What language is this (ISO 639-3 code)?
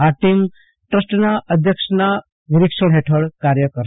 guj